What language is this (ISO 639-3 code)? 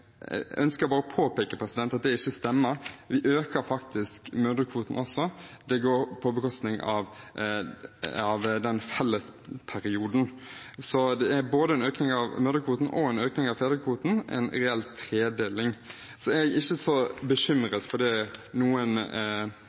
nob